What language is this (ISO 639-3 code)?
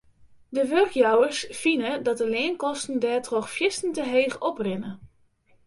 fry